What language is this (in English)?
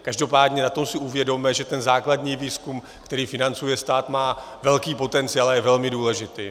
Czech